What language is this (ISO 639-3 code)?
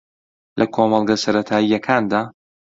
ckb